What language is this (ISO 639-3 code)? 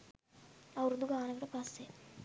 sin